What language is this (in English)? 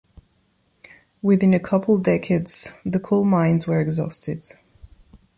English